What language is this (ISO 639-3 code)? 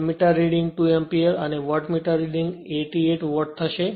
guj